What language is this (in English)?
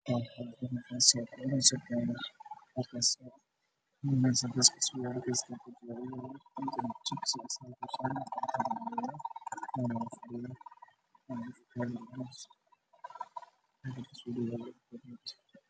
Somali